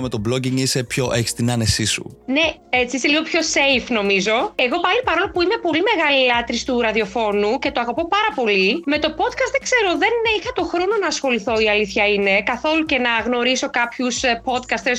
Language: Greek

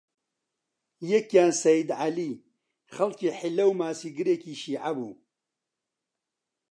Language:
Central Kurdish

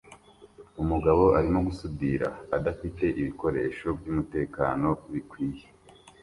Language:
Kinyarwanda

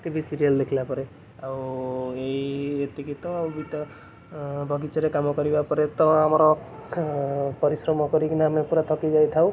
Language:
Odia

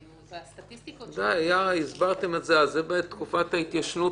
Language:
Hebrew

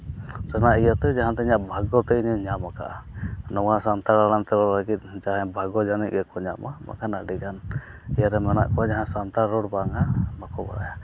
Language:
Santali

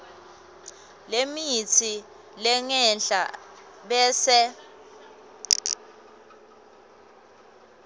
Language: Swati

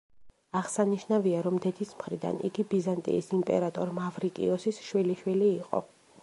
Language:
Georgian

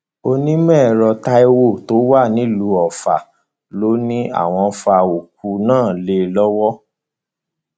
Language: Yoruba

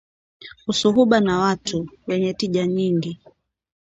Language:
Swahili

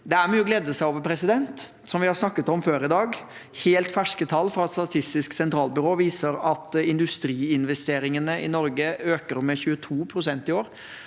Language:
Norwegian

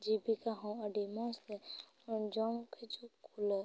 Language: Santali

